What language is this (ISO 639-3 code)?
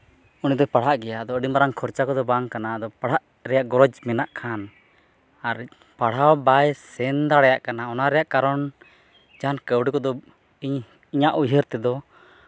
sat